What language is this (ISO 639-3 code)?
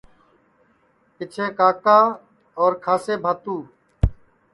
ssi